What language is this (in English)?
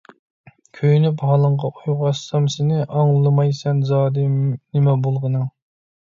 Uyghur